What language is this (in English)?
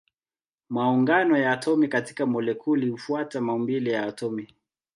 Swahili